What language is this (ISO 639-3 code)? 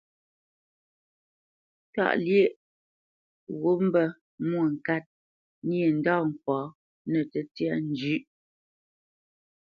bce